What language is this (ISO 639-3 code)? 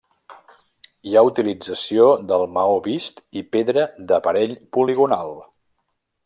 cat